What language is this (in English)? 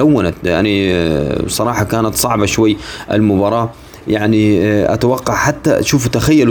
Arabic